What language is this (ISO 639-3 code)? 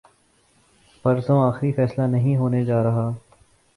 urd